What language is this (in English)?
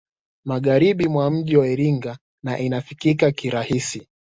Swahili